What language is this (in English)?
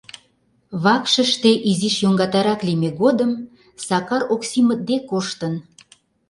Mari